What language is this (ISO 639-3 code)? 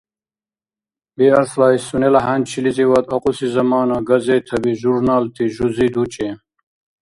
dar